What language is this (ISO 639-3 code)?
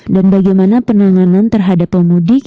ind